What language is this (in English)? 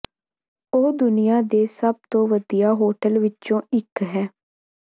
Punjabi